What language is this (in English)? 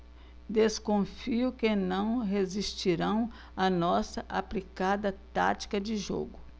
Portuguese